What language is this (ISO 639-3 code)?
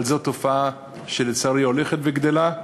heb